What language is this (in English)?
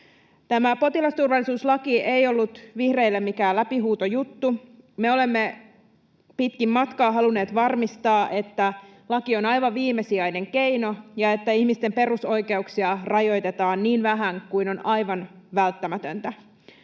Finnish